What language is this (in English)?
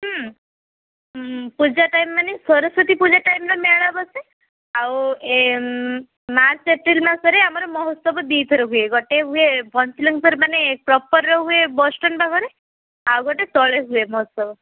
Odia